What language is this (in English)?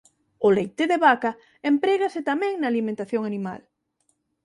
Galician